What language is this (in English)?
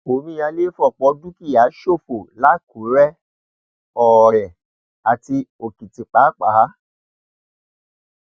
Yoruba